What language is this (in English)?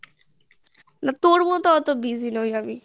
Bangla